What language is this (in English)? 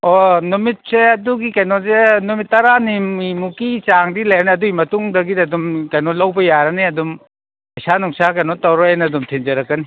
Manipuri